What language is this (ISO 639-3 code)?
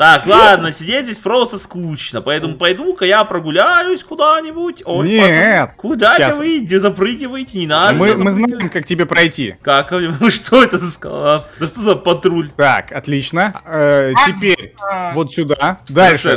rus